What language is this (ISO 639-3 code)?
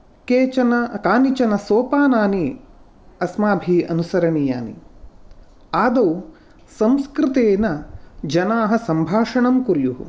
san